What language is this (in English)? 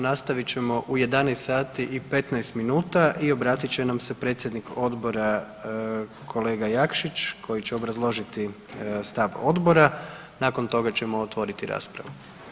Croatian